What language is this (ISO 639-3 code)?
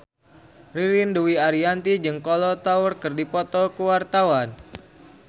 sun